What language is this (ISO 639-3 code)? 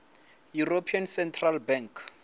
ven